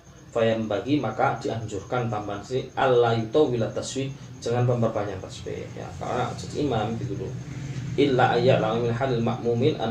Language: Malay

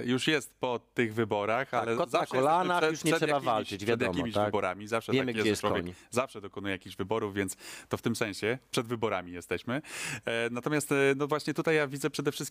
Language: Polish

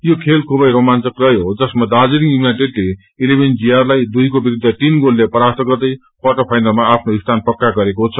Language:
Nepali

